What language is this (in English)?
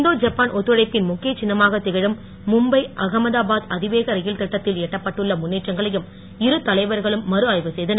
Tamil